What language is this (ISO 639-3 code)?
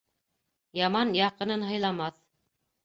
bak